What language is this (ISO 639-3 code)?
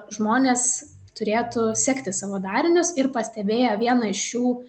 lit